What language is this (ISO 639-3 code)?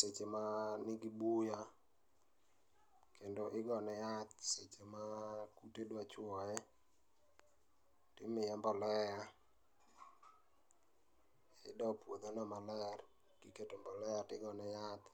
luo